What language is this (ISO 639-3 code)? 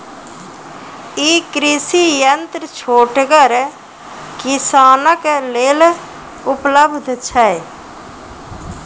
mai